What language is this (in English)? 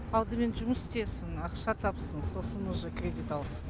Kazakh